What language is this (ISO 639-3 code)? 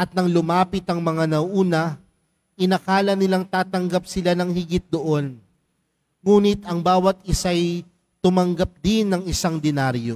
fil